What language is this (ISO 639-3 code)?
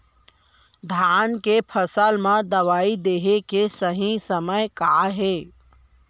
hne